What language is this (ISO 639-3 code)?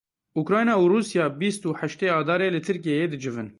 kur